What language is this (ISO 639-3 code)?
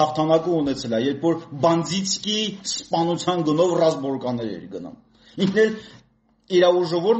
ron